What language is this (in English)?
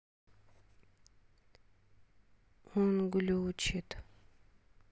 Russian